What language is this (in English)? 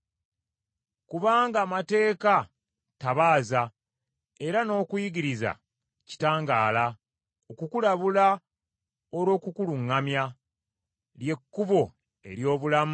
Ganda